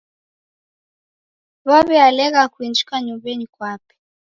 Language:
Taita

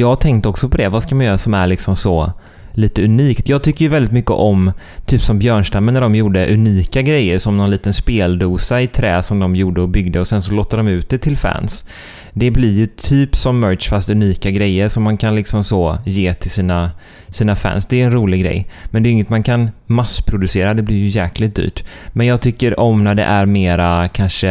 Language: Swedish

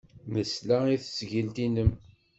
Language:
Kabyle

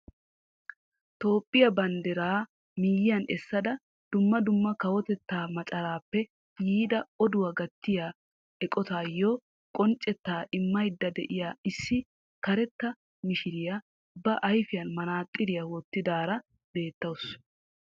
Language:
Wolaytta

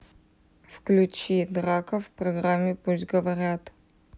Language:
Russian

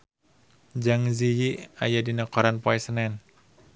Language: Sundanese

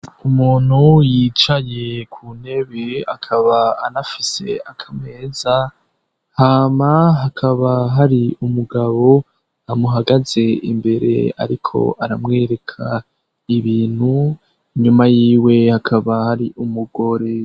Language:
Rundi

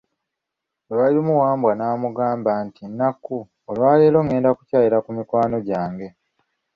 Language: Ganda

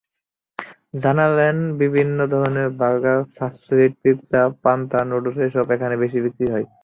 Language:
Bangla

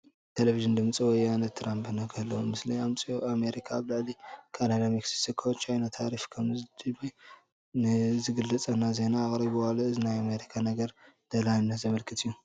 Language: Tigrinya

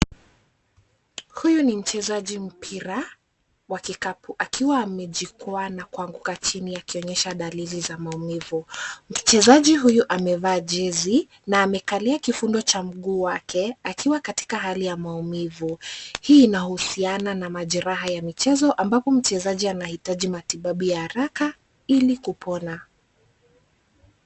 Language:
Swahili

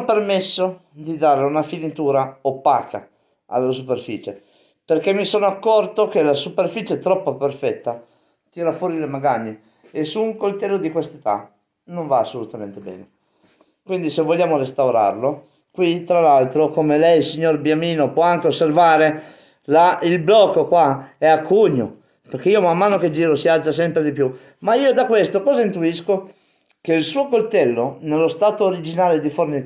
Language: Italian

